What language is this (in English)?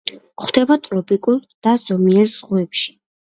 Georgian